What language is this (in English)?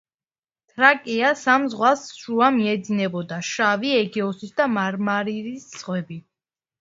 Georgian